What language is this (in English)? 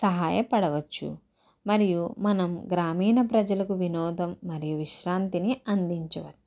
Telugu